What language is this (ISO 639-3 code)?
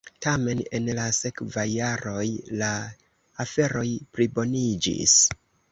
epo